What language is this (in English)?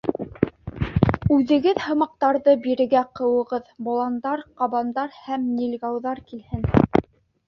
Bashkir